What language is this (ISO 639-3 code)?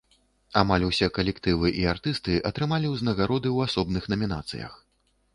bel